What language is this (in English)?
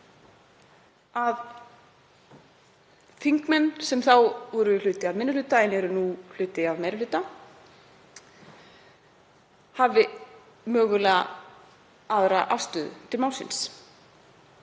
Icelandic